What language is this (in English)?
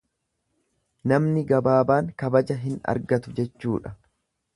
Oromo